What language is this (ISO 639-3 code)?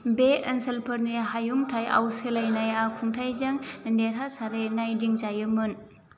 brx